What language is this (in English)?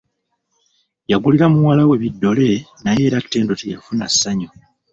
Ganda